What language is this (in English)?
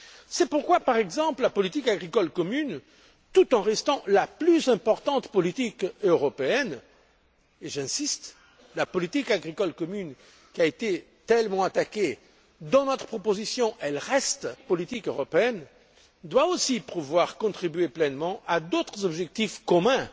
French